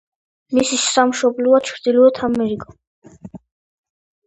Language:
Georgian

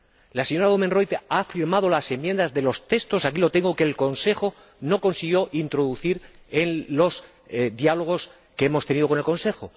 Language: Spanish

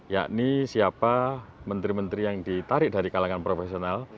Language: Indonesian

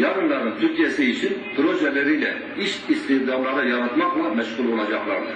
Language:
Turkish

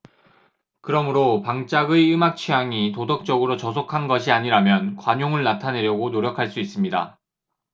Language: Korean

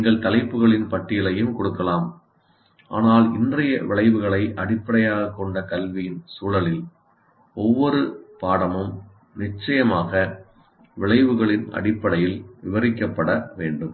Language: Tamil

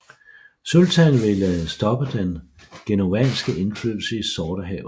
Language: Danish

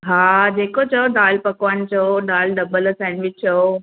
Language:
Sindhi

